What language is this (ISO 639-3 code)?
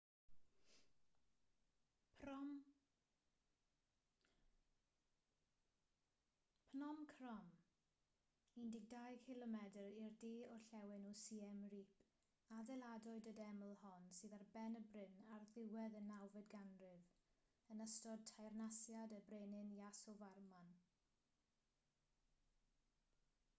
cym